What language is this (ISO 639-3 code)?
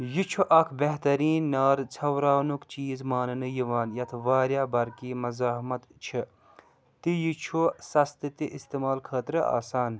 kas